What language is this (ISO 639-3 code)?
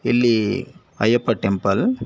kan